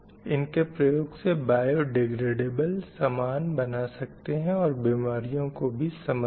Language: Hindi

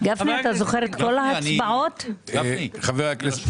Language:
Hebrew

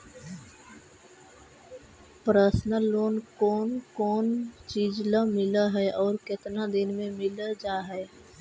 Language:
Magahi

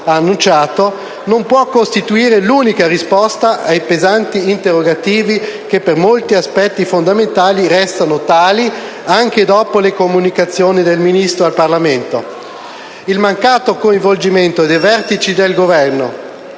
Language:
Italian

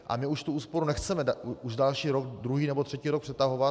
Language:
Czech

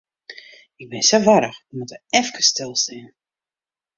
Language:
Western Frisian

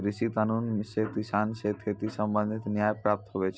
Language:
Maithili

